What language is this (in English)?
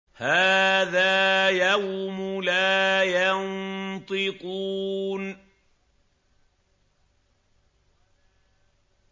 Arabic